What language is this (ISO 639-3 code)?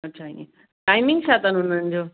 snd